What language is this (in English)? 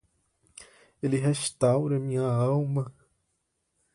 Portuguese